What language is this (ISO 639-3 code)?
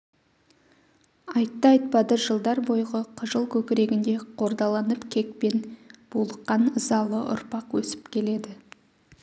kaz